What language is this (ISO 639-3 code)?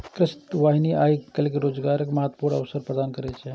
mai